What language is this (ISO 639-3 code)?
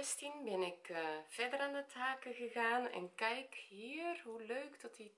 nld